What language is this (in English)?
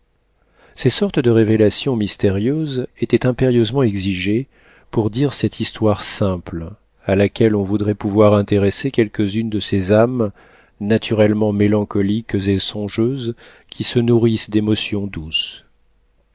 French